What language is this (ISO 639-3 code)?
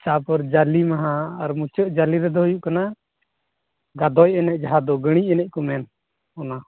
sat